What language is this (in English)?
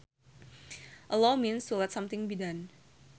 Sundanese